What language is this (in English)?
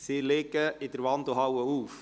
Swiss German